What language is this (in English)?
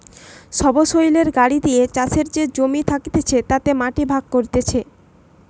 Bangla